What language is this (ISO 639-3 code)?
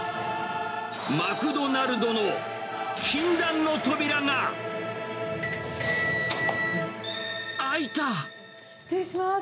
jpn